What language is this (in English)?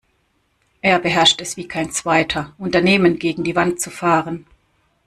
German